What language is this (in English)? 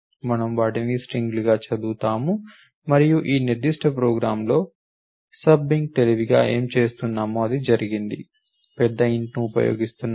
Telugu